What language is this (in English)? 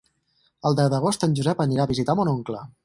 Catalan